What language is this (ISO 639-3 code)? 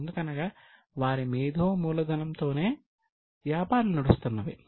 tel